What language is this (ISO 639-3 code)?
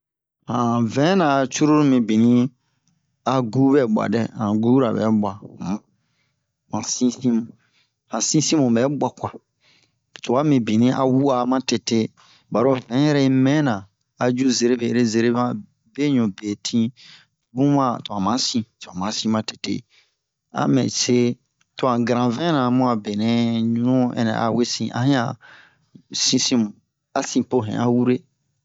bmq